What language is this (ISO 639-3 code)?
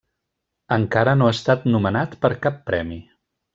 cat